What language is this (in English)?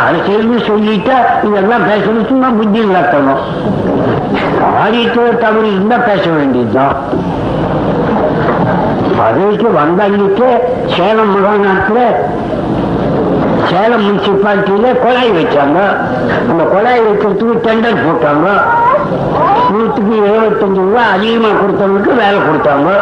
Tamil